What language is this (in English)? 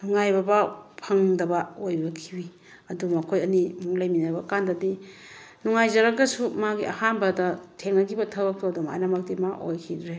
Manipuri